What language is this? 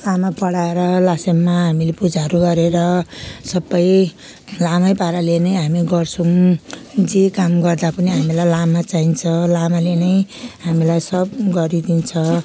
Nepali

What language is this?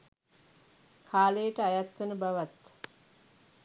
Sinhala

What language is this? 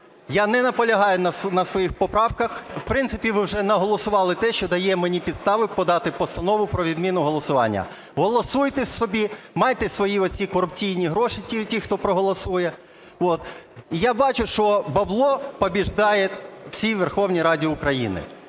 Ukrainian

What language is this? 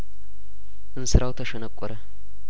Amharic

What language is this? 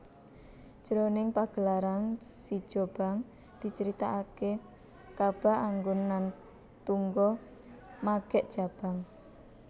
Javanese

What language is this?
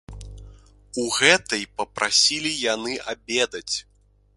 Belarusian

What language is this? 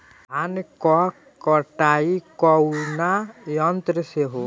Bhojpuri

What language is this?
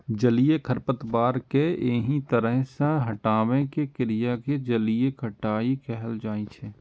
Maithili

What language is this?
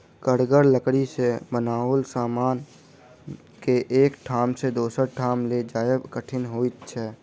Maithili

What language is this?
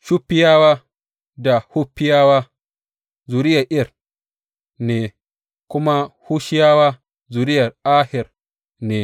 Hausa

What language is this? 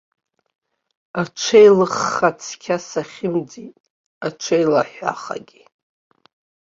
Abkhazian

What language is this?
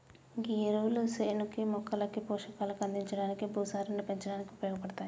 Telugu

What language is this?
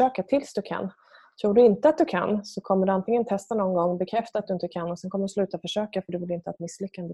Swedish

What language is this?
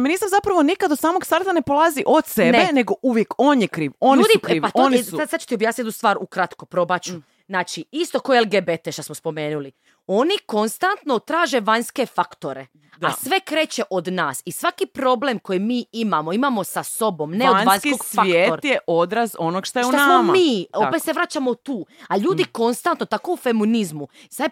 Croatian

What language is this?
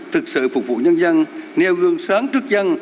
Vietnamese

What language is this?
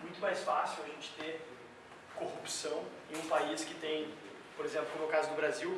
Portuguese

